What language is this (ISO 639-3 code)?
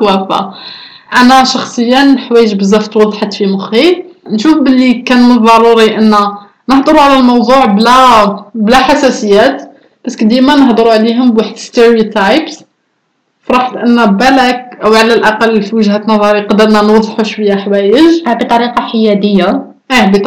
ara